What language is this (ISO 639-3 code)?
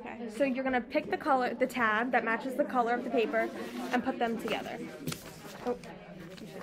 eng